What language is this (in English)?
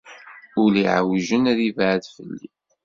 Kabyle